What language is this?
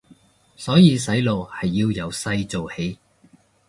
Cantonese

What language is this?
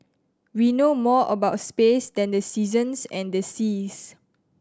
English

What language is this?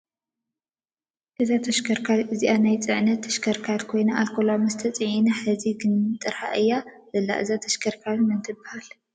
Tigrinya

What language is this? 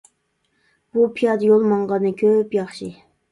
Uyghur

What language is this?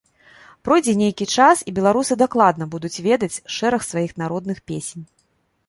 Belarusian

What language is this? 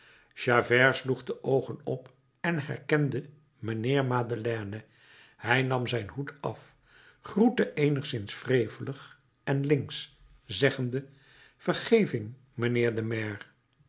Dutch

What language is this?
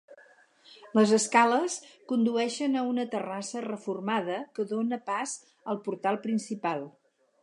Catalan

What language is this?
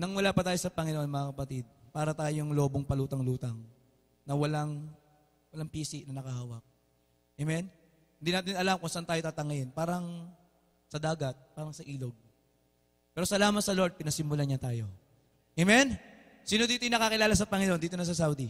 Filipino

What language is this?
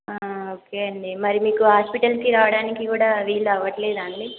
Telugu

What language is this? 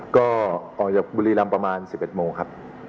Thai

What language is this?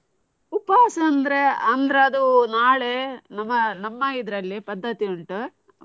Kannada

